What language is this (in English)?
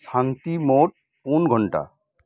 Santali